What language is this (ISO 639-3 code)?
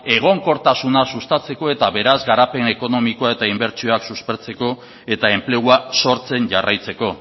eus